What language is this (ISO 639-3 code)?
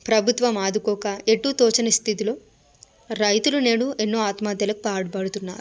tel